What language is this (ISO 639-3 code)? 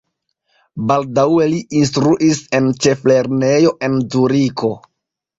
epo